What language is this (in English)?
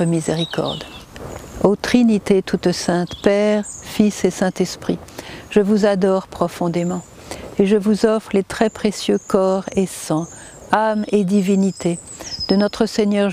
French